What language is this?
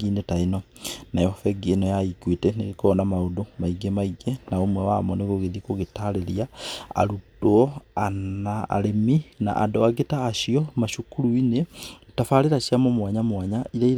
Kikuyu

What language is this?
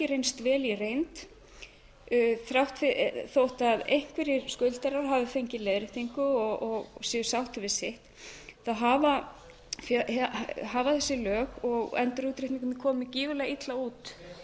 Icelandic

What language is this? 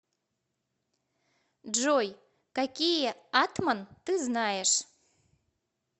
Russian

